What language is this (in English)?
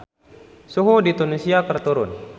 Sundanese